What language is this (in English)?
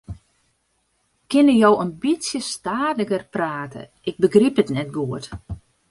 Western Frisian